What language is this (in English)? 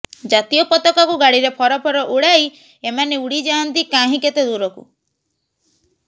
Odia